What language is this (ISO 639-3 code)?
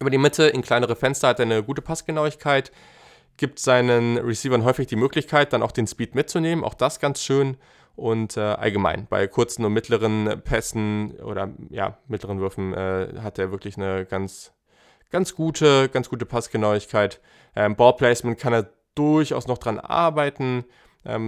deu